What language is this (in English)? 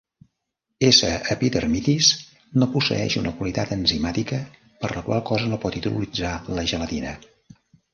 Catalan